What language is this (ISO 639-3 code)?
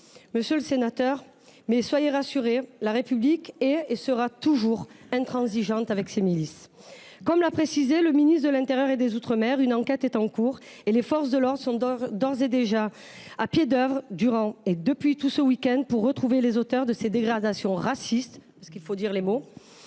fra